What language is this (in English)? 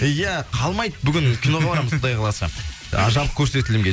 Kazakh